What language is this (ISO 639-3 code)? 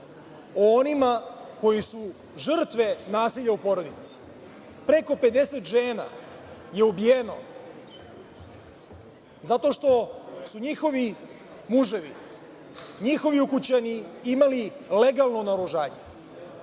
srp